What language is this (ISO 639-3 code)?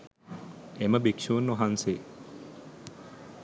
sin